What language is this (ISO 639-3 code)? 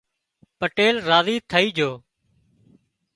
kxp